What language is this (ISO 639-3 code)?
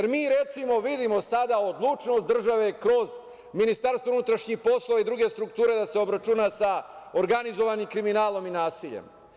srp